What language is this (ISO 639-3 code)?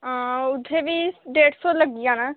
doi